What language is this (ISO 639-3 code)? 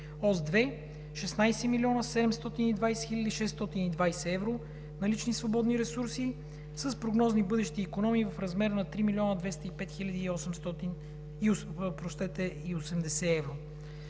bul